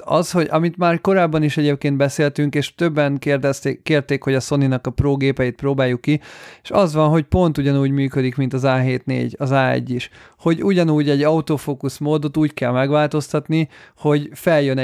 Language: Hungarian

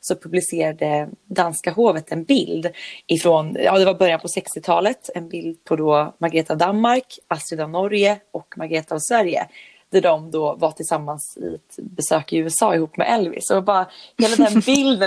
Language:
Swedish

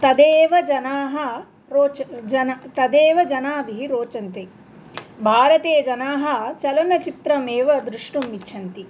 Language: Sanskrit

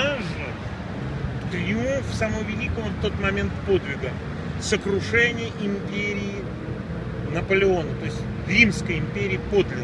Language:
Russian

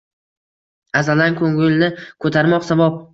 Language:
Uzbek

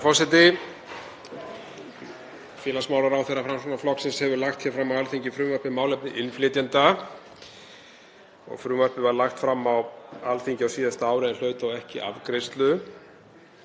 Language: Icelandic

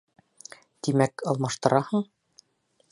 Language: Bashkir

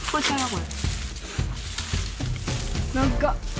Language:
Japanese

